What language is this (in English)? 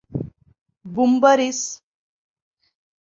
Bashkir